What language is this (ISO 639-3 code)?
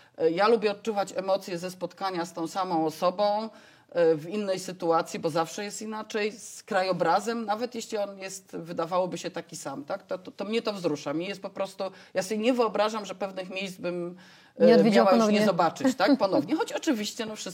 pol